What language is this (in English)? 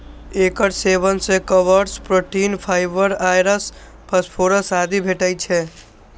Maithili